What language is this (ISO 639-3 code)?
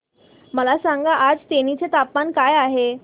mar